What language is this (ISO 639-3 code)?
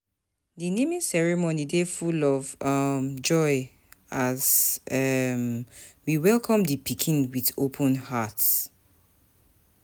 pcm